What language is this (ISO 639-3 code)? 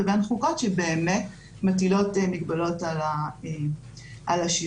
heb